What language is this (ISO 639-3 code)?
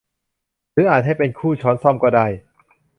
tha